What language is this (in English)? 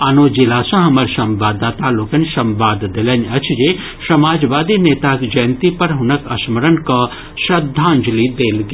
Maithili